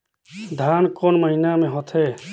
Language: Chhattisgarhi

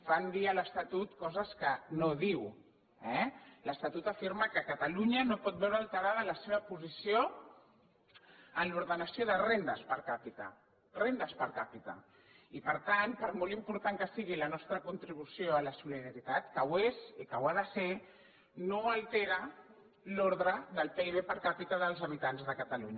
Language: Catalan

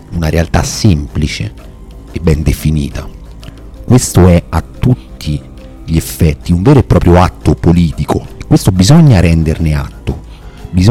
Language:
Italian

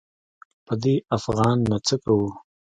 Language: Pashto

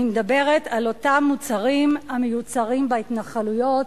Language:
Hebrew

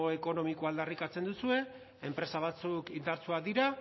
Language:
Basque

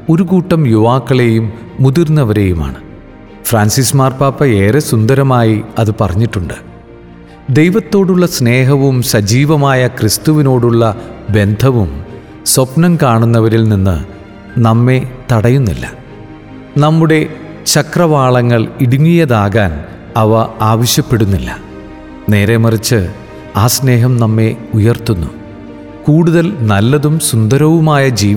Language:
Malayalam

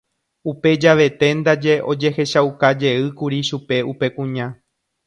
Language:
Guarani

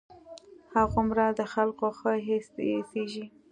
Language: Pashto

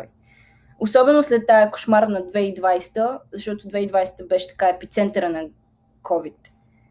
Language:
Bulgarian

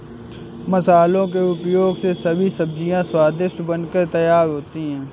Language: Hindi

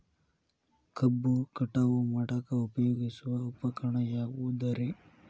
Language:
Kannada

